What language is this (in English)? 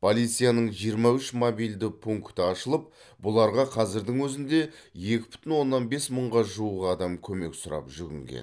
Kazakh